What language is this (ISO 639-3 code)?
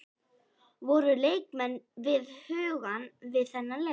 isl